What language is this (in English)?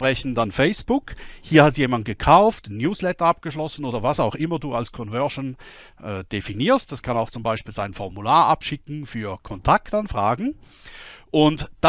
German